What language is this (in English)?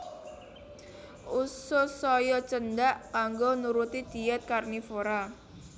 Javanese